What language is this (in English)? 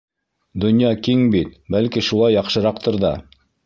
Bashkir